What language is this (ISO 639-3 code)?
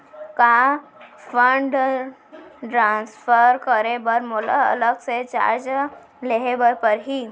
hne